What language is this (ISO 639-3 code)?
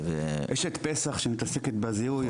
heb